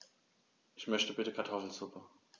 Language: German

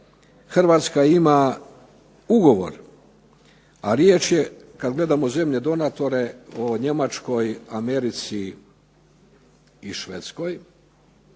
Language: Croatian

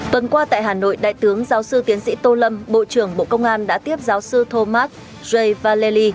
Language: Vietnamese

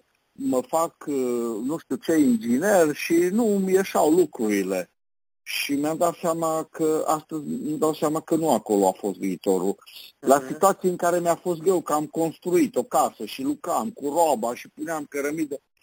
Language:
Romanian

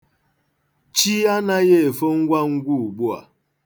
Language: Igbo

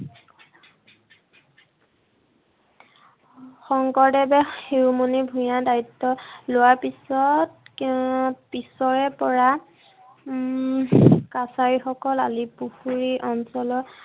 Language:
Assamese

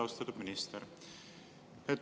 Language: Estonian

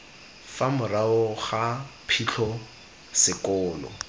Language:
Tswana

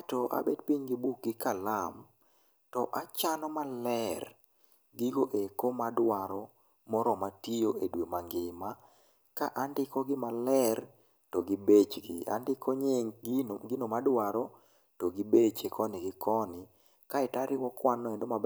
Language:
Luo (Kenya and Tanzania)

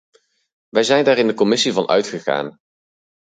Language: Dutch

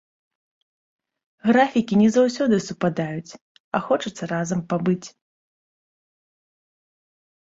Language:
Belarusian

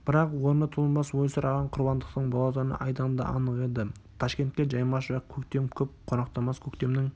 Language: Kazakh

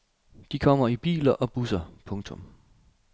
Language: Danish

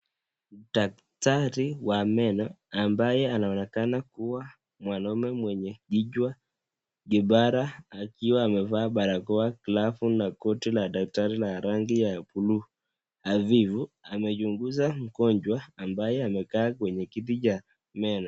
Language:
Swahili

